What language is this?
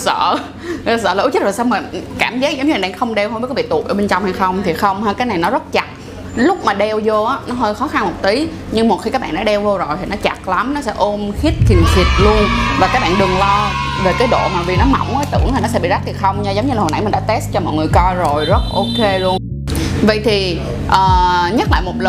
Vietnamese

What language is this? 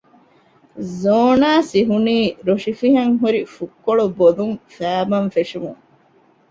Divehi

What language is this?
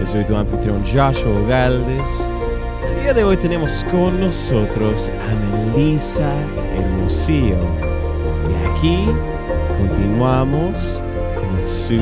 Spanish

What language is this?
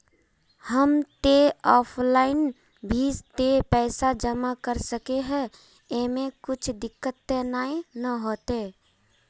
Magahi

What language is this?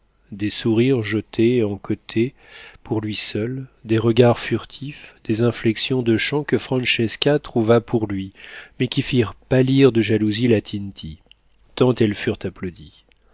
French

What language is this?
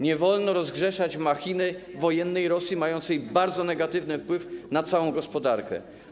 Polish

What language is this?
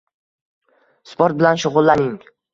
Uzbek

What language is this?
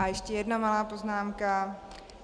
Czech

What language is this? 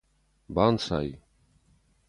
Ossetic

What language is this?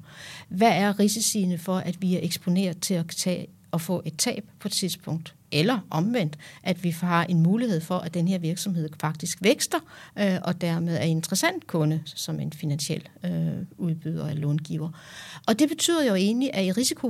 Danish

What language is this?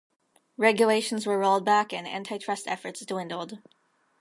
English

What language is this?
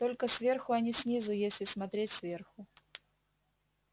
Russian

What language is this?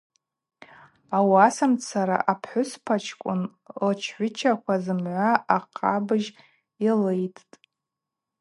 Abaza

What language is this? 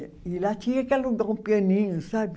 Portuguese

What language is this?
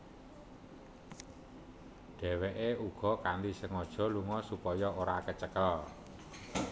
Javanese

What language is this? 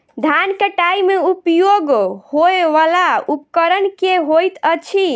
Maithili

